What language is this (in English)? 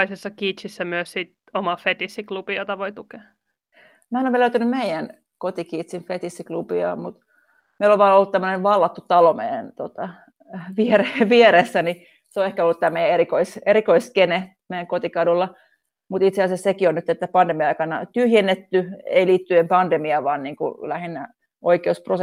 Finnish